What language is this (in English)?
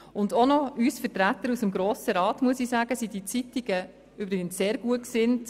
Swiss German